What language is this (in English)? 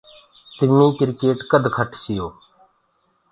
Gurgula